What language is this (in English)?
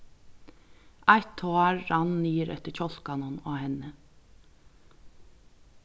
Faroese